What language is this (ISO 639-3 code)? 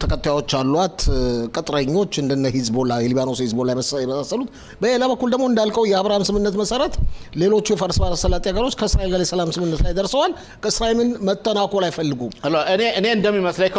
ara